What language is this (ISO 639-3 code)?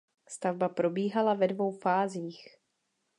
ces